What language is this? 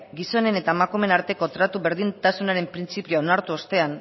Basque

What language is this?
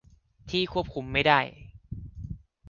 Thai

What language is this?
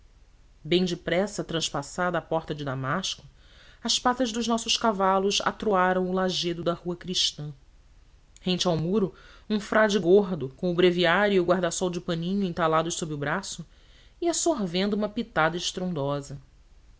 Portuguese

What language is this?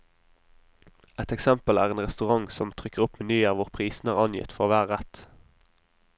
Norwegian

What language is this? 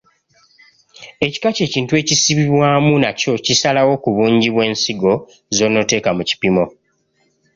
Ganda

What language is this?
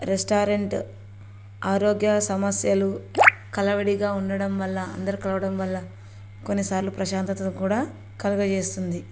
Telugu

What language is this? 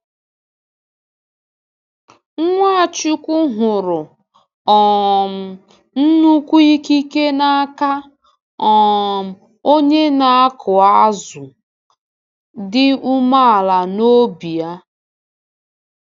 Igbo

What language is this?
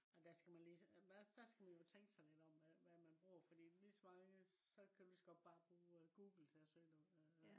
Danish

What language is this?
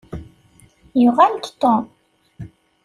Kabyle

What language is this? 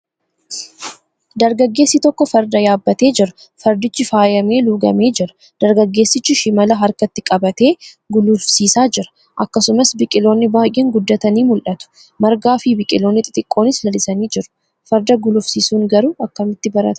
Oromo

